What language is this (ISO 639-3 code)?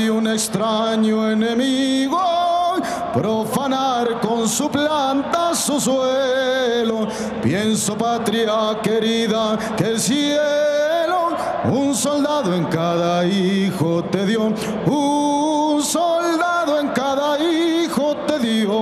tur